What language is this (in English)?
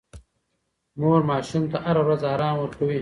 Pashto